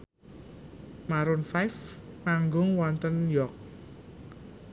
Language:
Javanese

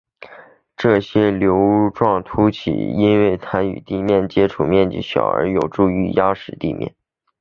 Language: Chinese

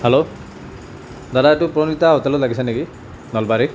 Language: Assamese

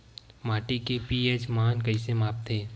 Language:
Chhattisgarhi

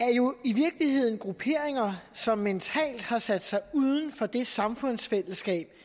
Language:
Danish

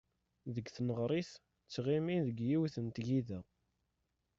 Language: Kabyle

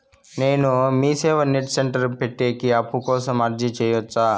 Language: Telugu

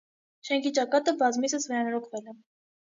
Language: Armenian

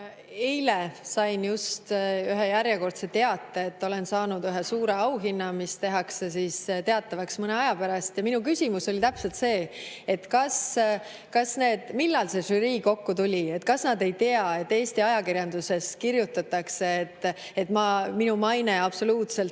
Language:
Estonian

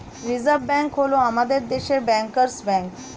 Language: Bangla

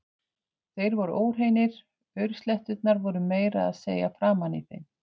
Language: Icelandic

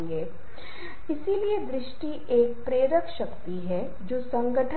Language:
Hindi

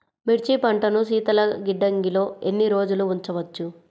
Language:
Telugu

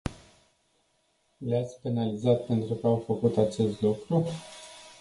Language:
Romanian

